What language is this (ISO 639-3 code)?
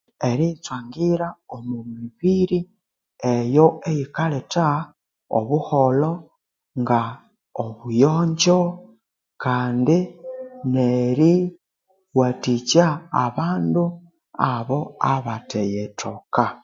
koo